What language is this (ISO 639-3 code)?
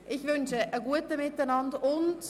gsw